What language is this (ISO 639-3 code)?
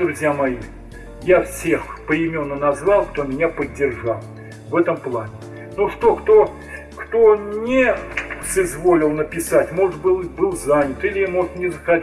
rus